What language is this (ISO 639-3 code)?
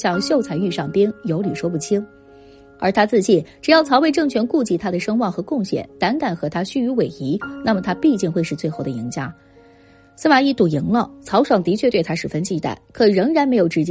zho